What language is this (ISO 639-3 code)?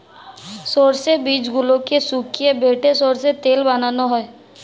ben